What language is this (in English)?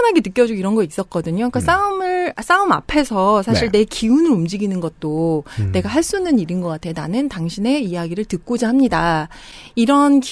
Korean